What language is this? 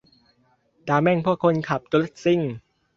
Thai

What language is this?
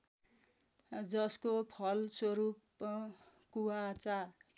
Nepali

